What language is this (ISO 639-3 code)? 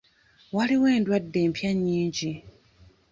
lug